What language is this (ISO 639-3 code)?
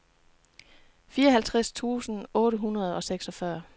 dan